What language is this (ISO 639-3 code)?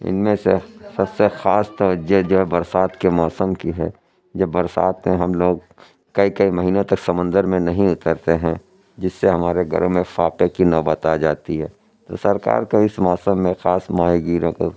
urd